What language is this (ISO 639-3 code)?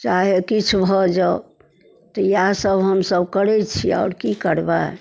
mai